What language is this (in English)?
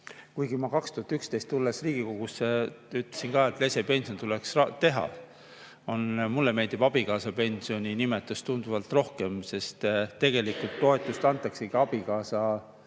Estonian